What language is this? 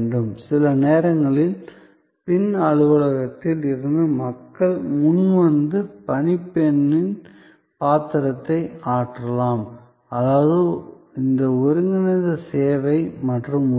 Tamil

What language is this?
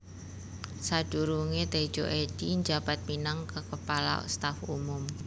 Javanese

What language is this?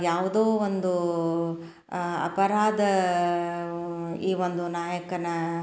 Kannada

